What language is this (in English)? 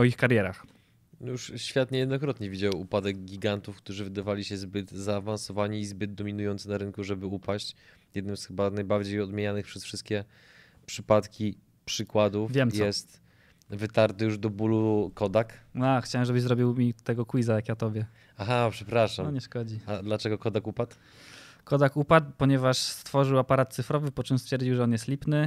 Polish